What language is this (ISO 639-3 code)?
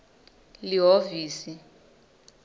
ssw